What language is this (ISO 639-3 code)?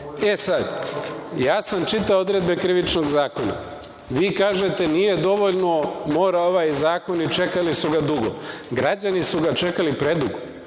srp